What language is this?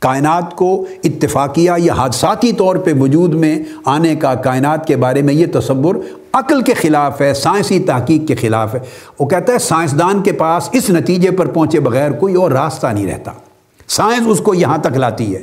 Urdu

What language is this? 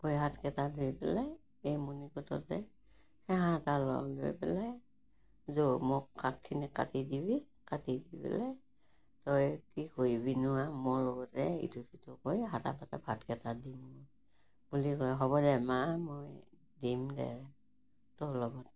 Assamese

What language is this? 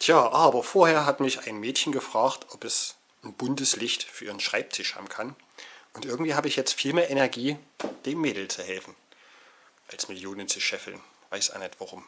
German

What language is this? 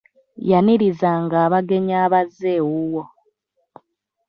Ganda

